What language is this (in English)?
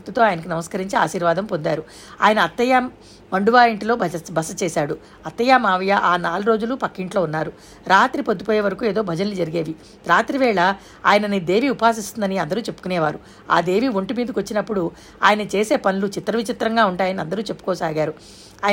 Telugu